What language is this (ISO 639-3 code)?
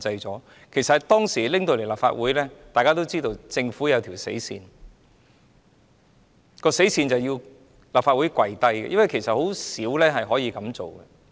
yue